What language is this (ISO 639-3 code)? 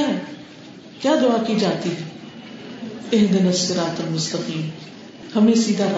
urd